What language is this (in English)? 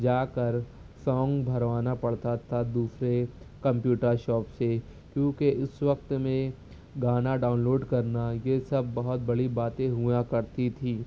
Urdu